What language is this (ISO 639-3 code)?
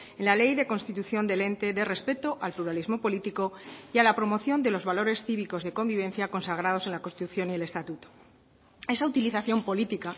spa